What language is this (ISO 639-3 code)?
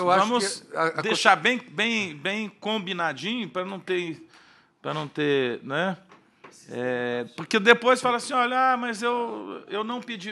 por